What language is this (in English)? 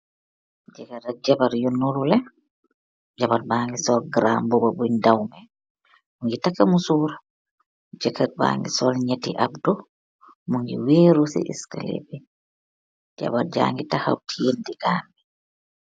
Wolof